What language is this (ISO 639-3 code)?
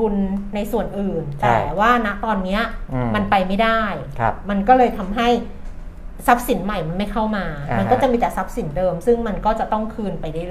tha